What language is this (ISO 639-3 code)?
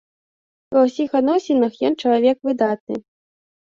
bel